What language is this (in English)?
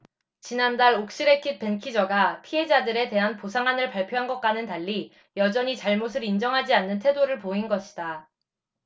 Korean